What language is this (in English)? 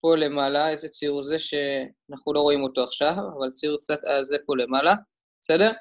Hebrew